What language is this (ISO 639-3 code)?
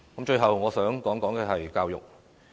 yue